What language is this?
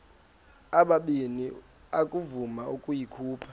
Xhosa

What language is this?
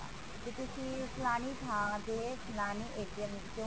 Punjabi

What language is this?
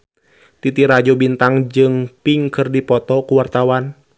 Sundanese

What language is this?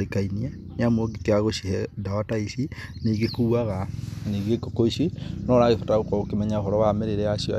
Kikuyu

